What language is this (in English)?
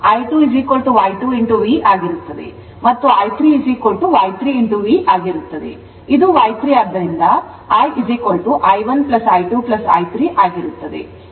Kannada